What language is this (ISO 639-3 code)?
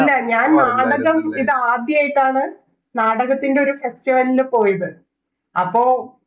mal